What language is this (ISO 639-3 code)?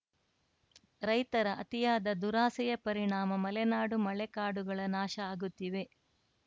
kan